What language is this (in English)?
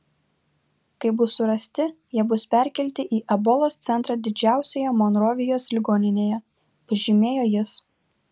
Lithuanian